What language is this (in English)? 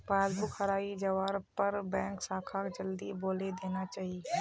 Magahi